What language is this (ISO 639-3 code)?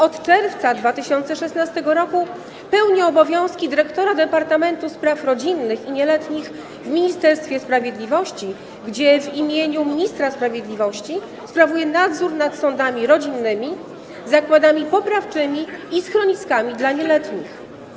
pol